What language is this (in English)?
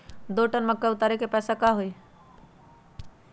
Magahi